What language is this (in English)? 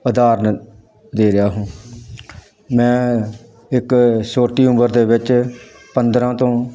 Punjabi